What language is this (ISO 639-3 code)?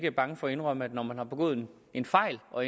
dan